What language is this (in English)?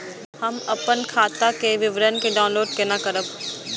Maithili